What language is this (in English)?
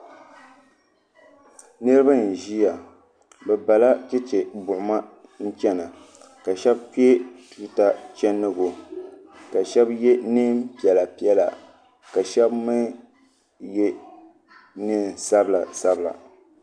Dagbani